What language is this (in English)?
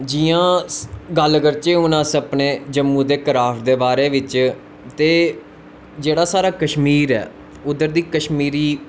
Dogri